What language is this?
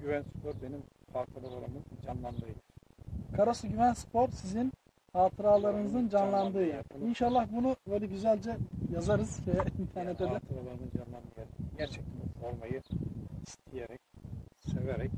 Turkish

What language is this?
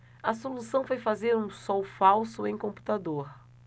Portuguese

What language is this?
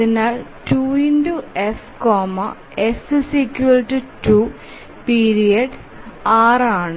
Malayalam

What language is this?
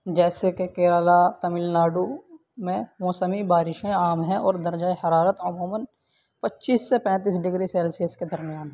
Urdu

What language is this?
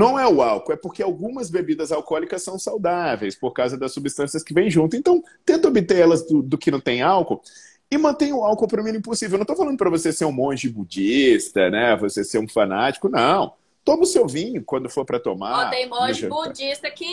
Portuguese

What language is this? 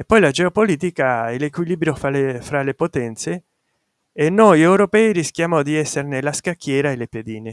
Italian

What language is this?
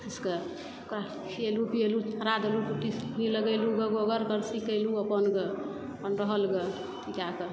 Maithili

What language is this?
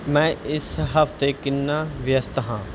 Punjabi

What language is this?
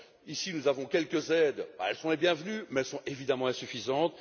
French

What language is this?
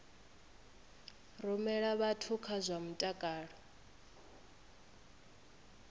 Venda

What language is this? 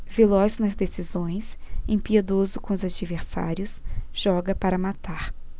Portuguese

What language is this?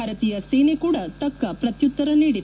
Kannada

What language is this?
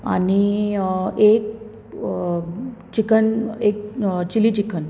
Konkani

